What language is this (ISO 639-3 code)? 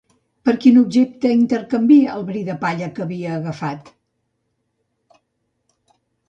cat